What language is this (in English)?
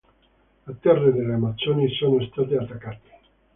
Italian